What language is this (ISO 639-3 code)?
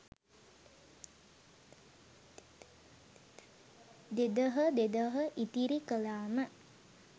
sin